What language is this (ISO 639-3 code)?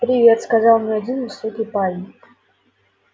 rus